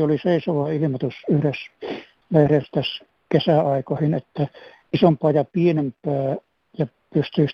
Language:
Finnish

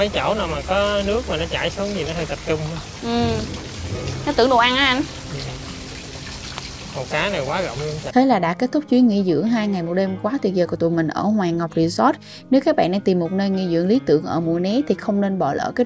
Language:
Vietnamese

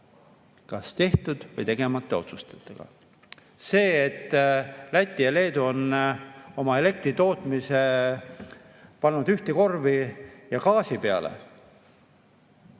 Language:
Estonian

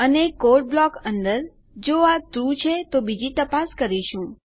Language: Gujarati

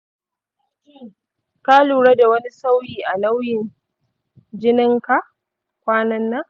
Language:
Hausa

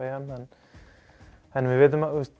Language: Icelandic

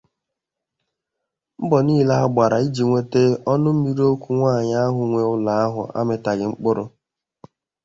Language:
Igbo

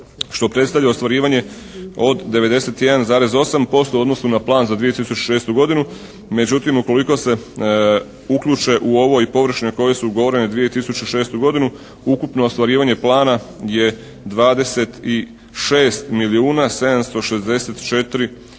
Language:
Croatian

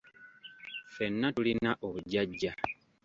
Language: Ganda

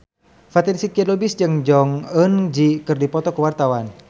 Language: Sundanese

